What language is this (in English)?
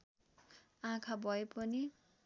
Nepali